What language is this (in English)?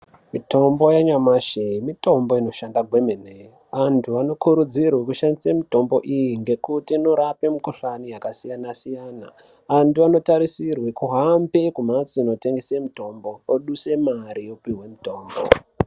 Ndau